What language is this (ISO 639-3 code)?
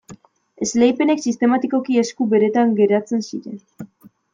eus